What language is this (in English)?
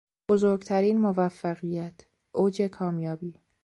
Persian